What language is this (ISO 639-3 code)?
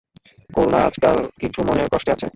ben